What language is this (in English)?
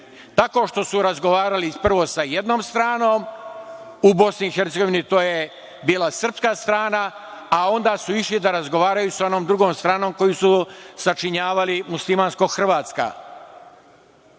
Serbian